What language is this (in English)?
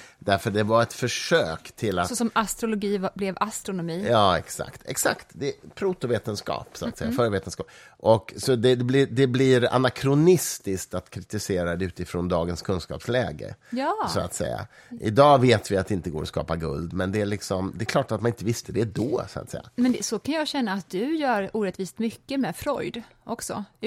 Swedish